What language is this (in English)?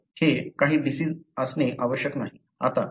Marathi